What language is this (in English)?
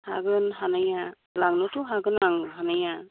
Bodo